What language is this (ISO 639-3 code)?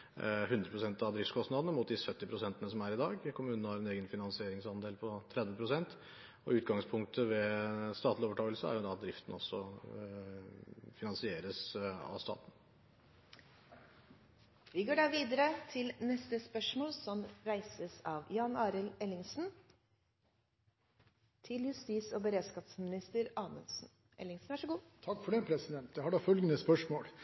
nor